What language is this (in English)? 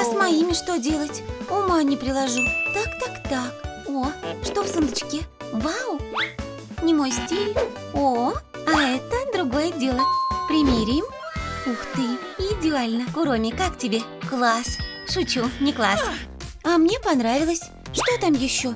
Russian